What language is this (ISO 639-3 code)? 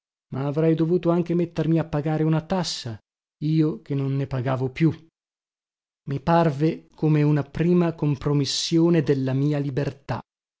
ita